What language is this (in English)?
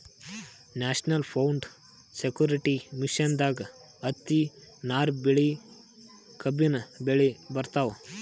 Kannada